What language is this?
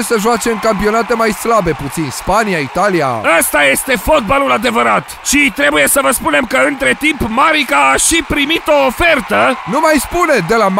Romanian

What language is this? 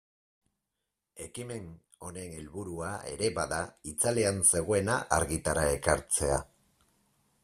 Basque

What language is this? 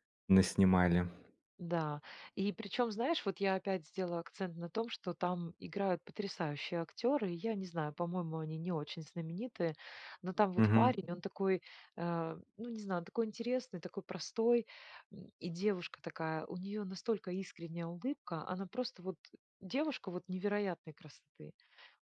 Russian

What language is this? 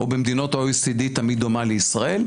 Hebrew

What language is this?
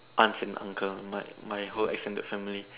English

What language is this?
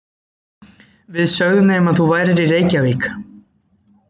Icelandic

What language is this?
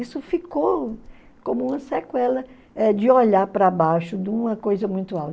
Portuguese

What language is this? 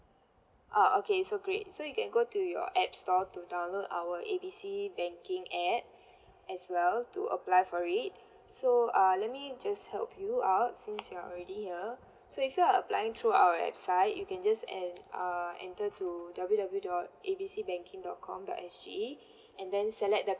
English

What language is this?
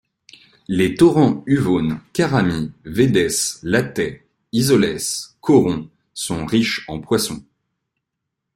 French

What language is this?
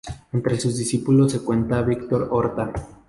Spanish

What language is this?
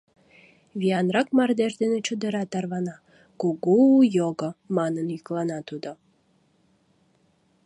Mari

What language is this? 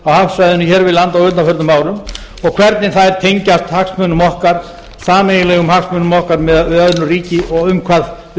Icelandic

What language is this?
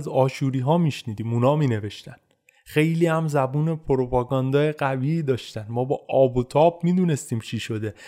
Persian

